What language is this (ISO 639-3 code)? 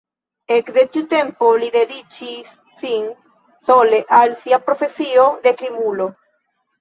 epo